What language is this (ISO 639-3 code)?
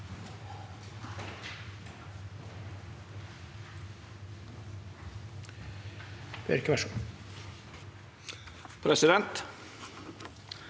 nor